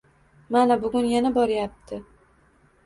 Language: Uzbek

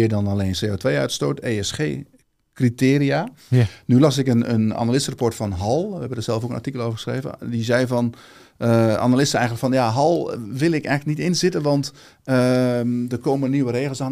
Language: Dutch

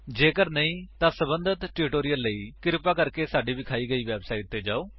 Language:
Punjabi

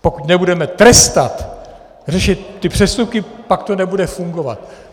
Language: Czech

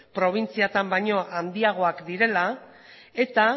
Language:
Basque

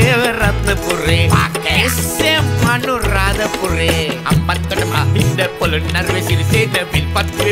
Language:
Thai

